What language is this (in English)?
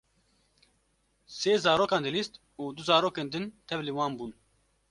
Kurdish